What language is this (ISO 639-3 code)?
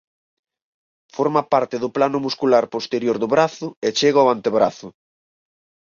glg